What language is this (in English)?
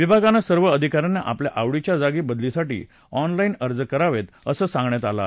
Marathi